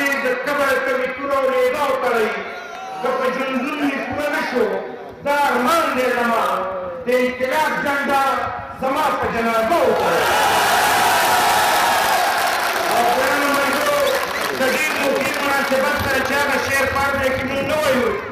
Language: Romanian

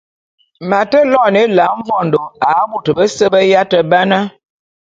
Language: Bulu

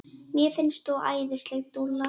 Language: Icelandic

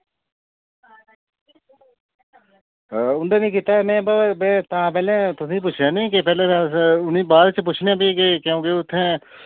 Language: Dogri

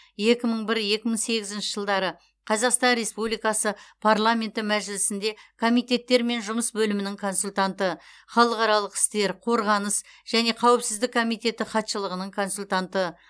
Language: Kazakh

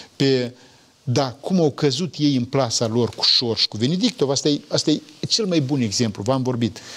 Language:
Romanian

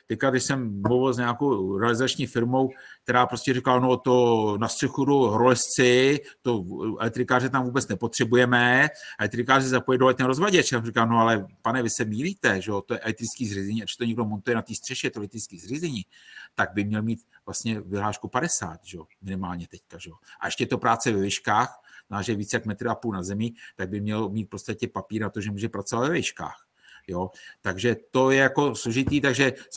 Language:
Czech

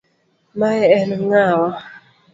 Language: Luo (Kenya and Tanzania)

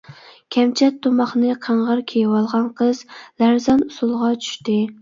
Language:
Uyghur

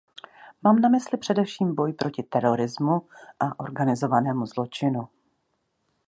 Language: Czech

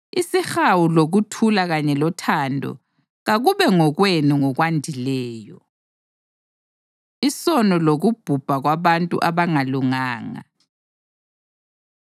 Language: North Ndebele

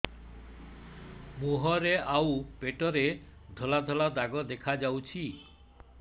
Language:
Odia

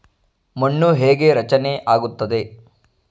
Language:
Kannada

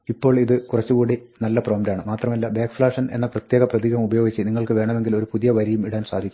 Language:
Malayalam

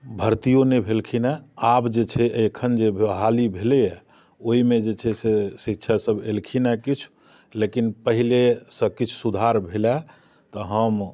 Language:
Maithili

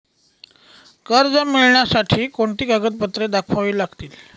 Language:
Marathi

